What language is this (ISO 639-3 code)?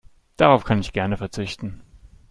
deu